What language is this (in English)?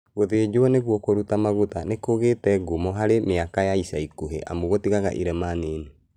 Kikuyu